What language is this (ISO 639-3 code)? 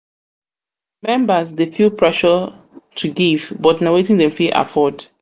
pcm